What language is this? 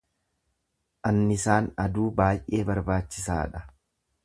Oromo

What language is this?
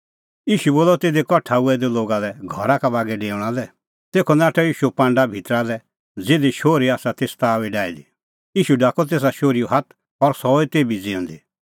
Kullu Pahari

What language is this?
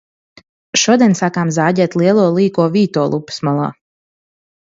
Latvian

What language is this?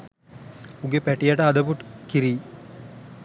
Sinhala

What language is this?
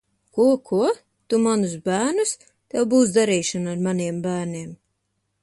Latvian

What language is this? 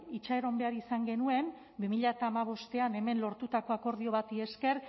Basque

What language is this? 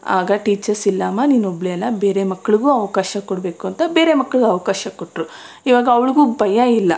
Kannada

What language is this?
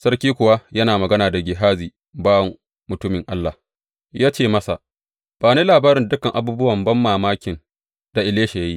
Hausa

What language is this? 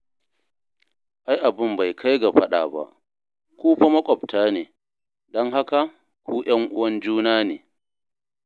Hausa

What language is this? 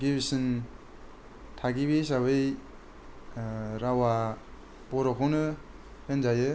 Bodo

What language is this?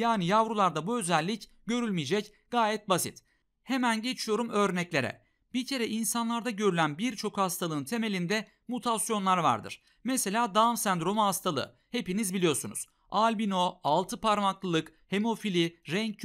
Turkish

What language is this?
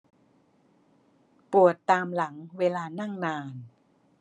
Thai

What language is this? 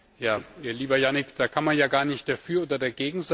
German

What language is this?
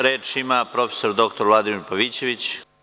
Serbian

